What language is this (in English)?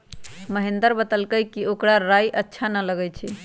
Magahi